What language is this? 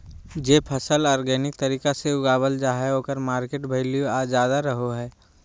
Magahi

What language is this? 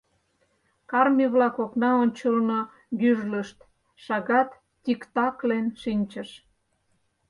Mari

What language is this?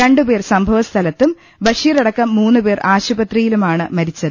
Malayalam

